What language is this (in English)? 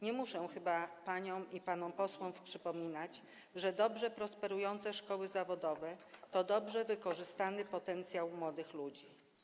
Polish